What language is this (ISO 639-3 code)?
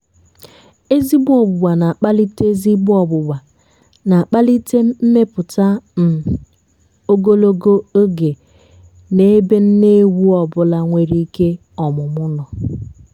ibo